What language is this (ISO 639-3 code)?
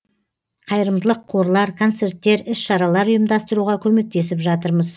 kaz